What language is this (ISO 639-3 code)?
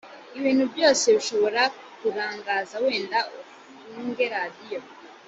kin